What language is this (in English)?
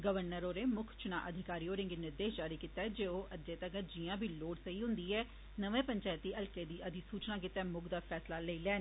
Dogri